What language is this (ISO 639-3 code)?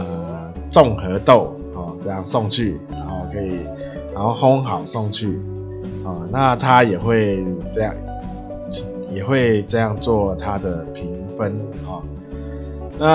zho